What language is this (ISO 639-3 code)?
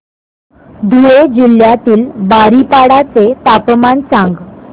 mar